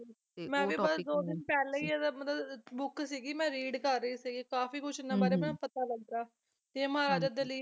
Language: Punjabi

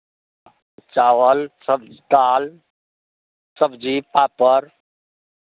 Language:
Maithili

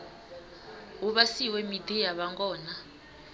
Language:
Venda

